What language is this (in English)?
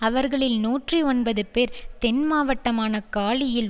Tamil